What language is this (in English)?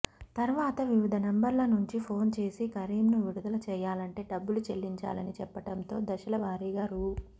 Telugu